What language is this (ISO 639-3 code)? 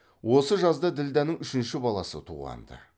kaz